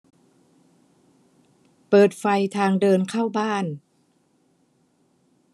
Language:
Thai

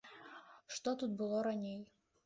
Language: Belarusian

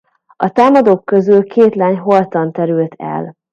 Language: Hungarian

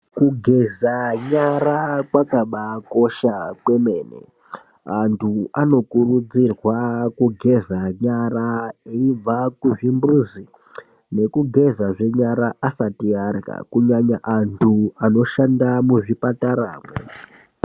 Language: Ndau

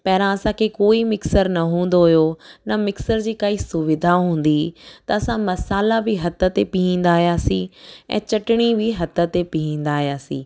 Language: Sindhi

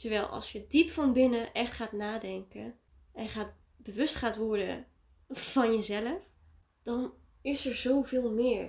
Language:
Dutch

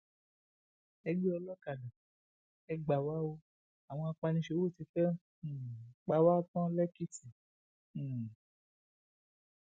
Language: Yoruba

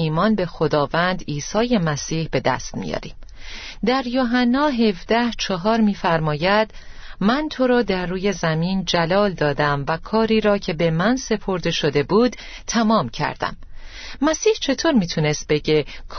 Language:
Persian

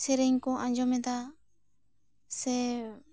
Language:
Santali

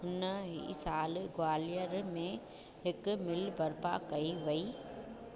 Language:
Sindhi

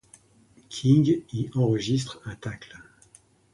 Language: French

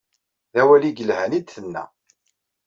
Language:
Kabyle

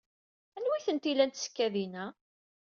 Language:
Kabyle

